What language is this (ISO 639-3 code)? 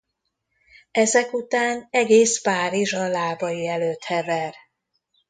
hun